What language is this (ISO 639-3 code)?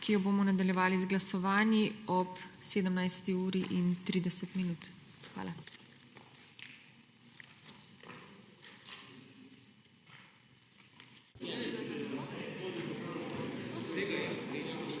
slv